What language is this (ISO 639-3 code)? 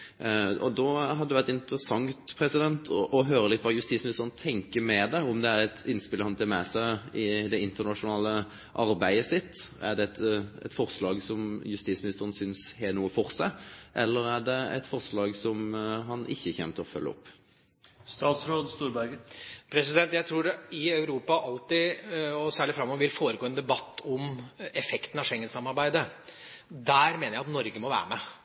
nob